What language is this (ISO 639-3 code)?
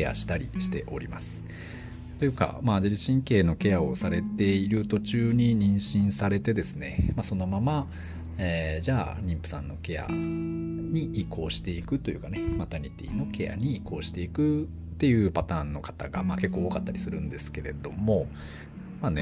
jpn